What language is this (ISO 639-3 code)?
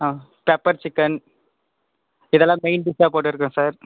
tam